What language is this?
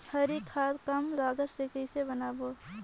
Chhattisgarhi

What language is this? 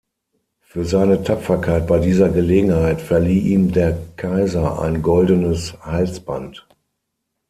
German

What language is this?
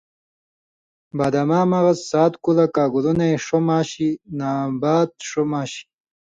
Indus Kohistani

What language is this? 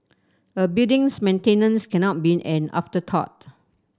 English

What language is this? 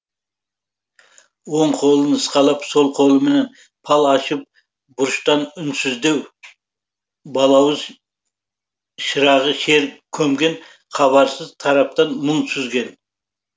Kazakh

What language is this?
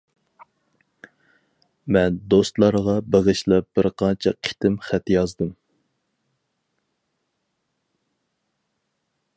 Uyghur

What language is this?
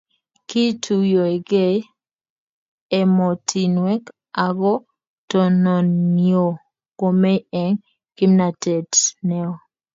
Kalenjin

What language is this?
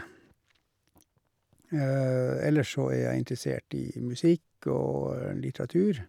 Norwegian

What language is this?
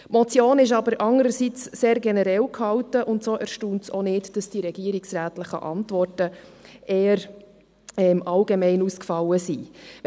Swiss German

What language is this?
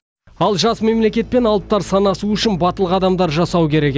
Kazakh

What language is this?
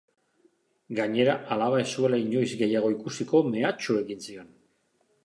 Basque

